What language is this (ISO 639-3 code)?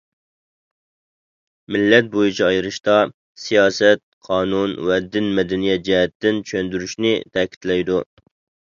uig